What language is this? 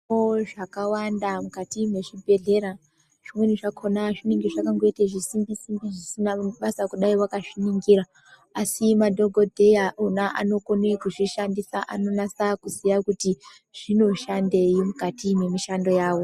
Ndau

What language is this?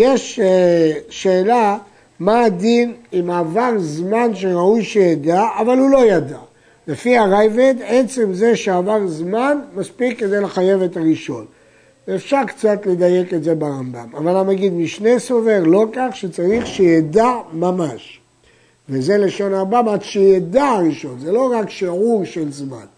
Hebrew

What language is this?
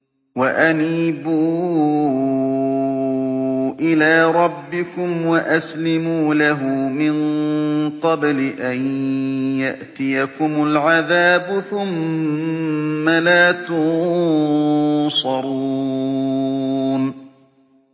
Arabic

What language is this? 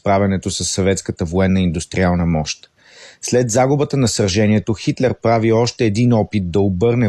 Bulgarian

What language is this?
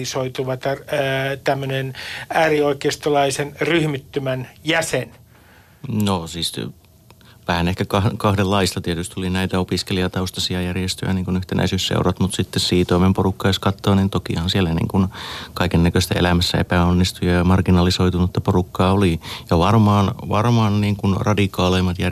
Finnish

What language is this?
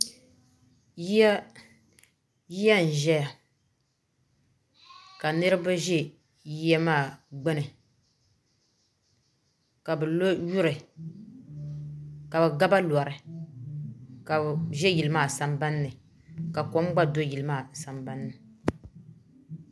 Dagbani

